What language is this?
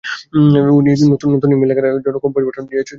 Bangla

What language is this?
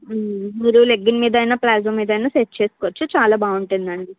Telugu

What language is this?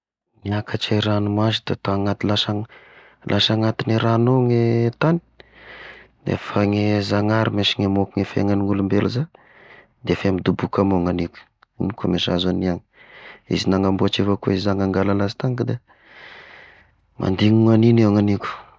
Tesaka Malagasy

